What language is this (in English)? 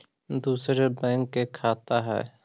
Magahi